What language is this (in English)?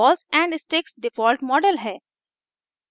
Hindi